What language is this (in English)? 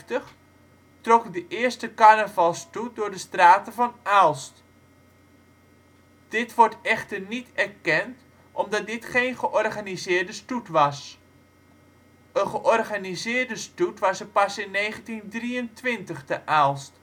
Dutch